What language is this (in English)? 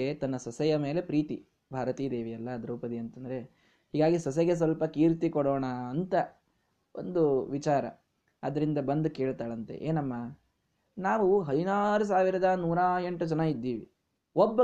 Kannada